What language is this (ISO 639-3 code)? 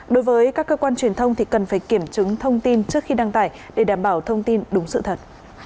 vie